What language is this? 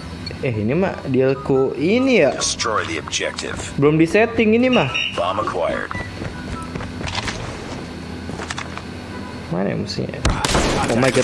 Indonesian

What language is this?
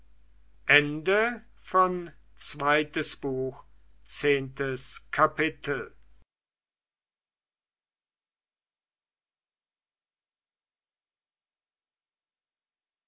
German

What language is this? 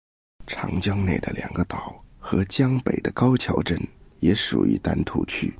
Chinese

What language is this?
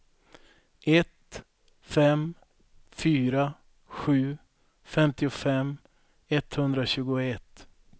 Swedish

